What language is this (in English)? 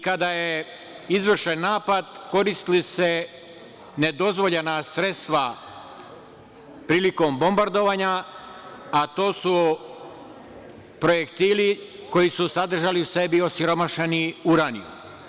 Serbian